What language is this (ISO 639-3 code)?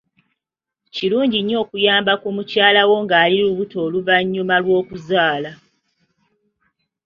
lug